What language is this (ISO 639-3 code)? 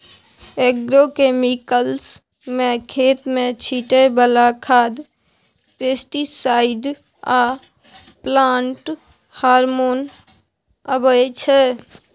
mai